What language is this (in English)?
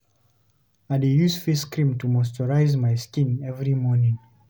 Nigerian Pidgin